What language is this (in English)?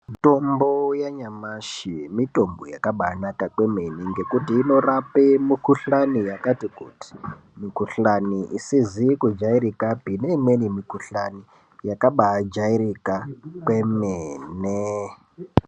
Ndau